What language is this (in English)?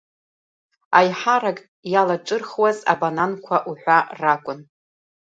Abkhazian